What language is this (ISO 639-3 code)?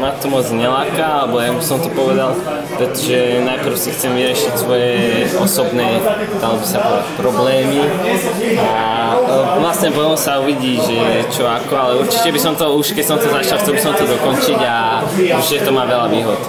slk